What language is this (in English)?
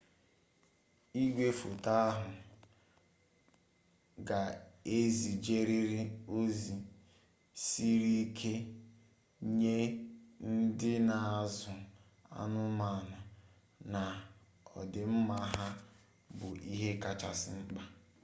Igbo